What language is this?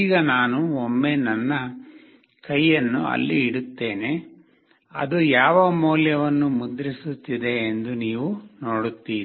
Kannada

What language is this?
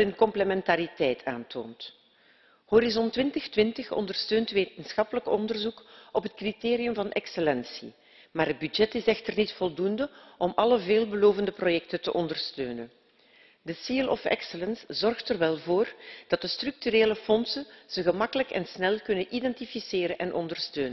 Dutch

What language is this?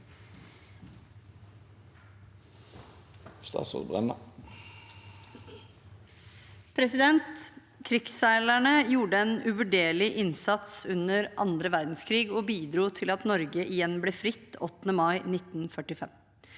Norwegian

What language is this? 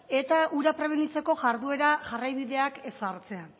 Basque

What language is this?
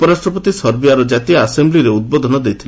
Odia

